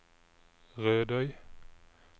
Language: Norwegian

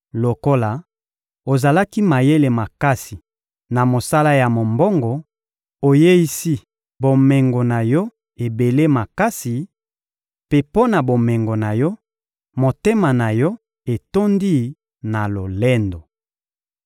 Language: Lingala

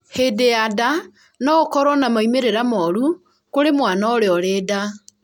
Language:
Kikuyu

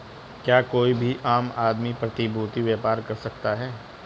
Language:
Hindi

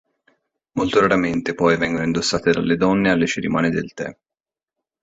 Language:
Italian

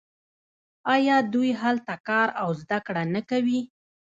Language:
Pashto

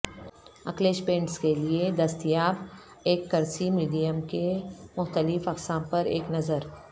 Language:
Urdu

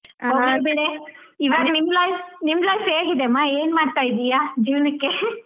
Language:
Kannada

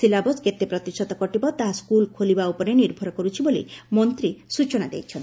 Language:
Odia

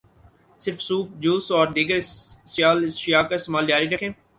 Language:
Urdu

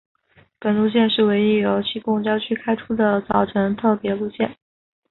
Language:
Chinese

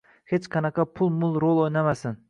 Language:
Uzbek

